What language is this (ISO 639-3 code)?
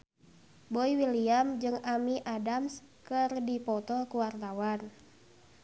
sun